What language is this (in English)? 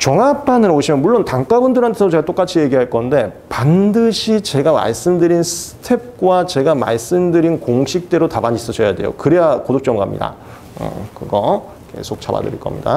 Korean